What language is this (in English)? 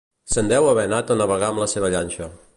Catalan